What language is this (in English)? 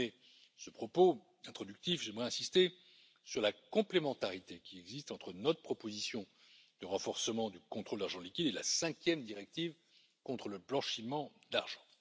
French